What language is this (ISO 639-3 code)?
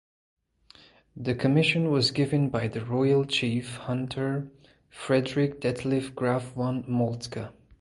eng